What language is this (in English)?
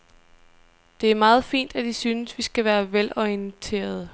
Danish